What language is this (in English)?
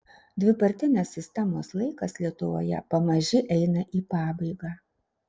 Lithuanian